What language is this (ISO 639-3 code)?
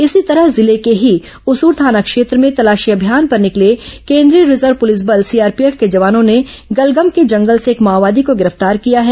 hin